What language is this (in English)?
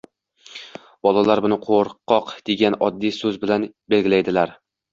Uzbek